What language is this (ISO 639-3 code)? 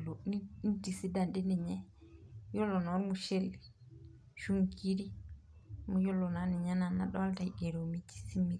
mas